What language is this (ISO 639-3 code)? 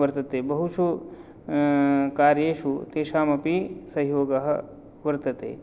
san